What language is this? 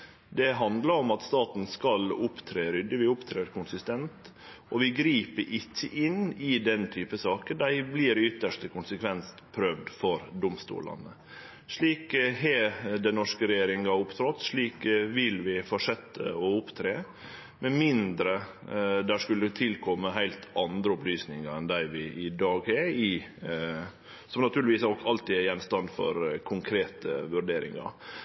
Norwegian Nynorsk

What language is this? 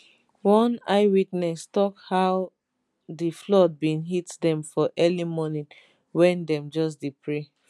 Nigerian Pidgin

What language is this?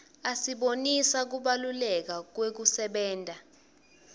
Swati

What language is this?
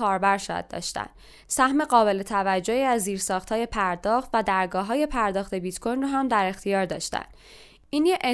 Persian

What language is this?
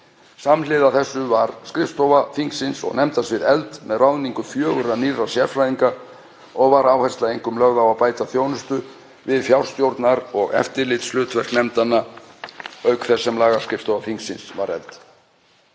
Icelandic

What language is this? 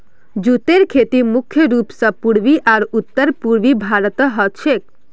Magahi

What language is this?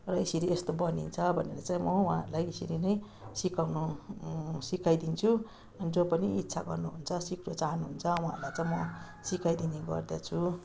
Nepali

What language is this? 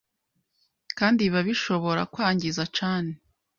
Kinyarwanda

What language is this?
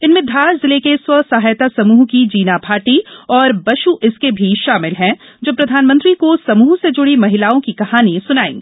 Hindi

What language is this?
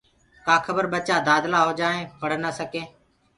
Gurgula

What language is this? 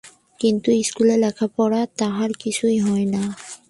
Bangla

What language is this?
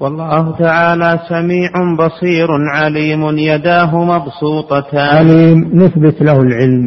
Arabic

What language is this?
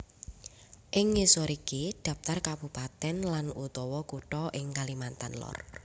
Javanese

